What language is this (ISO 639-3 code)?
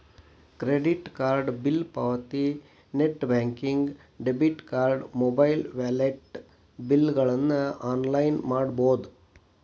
kan